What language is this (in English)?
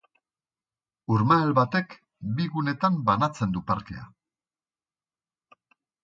Basque